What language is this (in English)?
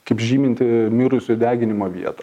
Lithuanian